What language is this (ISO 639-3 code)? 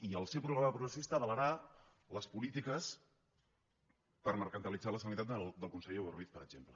cat